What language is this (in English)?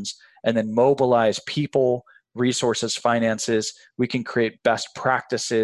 English